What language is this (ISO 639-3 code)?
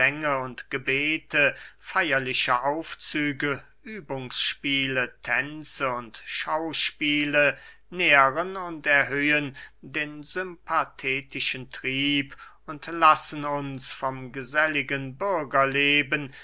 deu